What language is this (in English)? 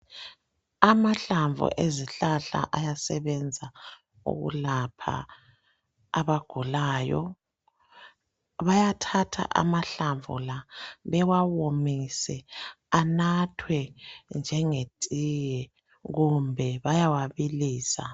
North Ndebele